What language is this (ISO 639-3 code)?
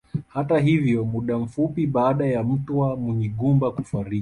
swa